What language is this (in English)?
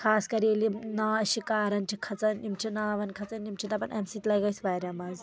Kashmiri